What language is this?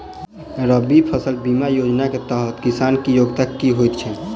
Maithili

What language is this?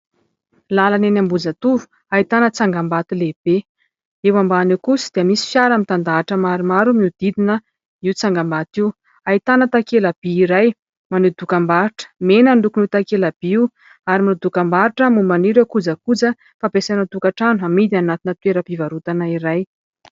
Malagasy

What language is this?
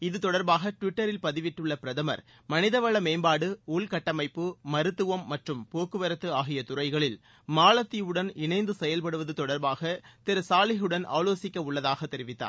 Tamil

